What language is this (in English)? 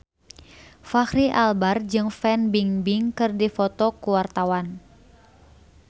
Sundanese